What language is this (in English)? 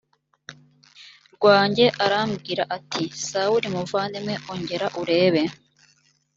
Kinyarwanda